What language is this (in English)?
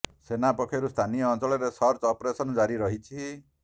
Odia